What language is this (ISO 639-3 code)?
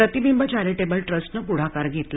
mar